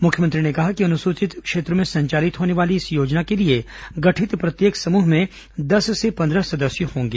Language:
Hindi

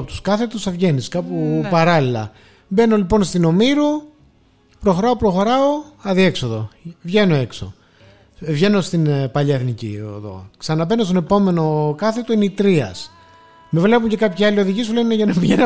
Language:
Greek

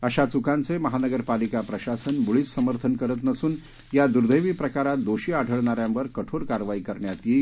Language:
Marathi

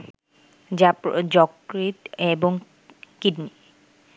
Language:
Bangla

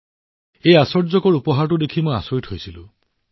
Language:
Assamese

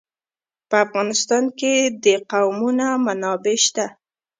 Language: Pashto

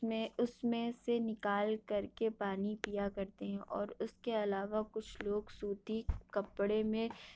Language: Urdu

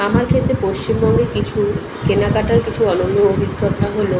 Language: Bangla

